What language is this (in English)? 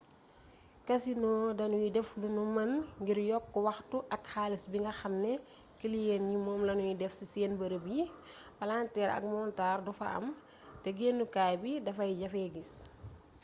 Wolof